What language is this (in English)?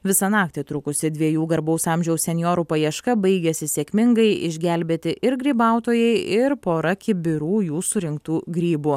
Lithuanian